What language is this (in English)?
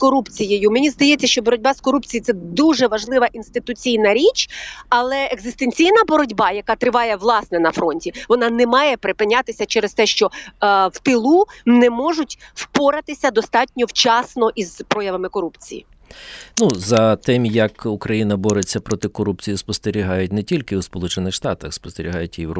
Ukrainian